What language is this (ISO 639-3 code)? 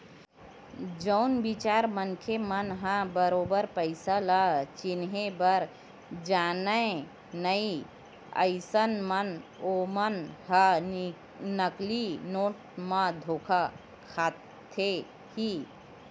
hne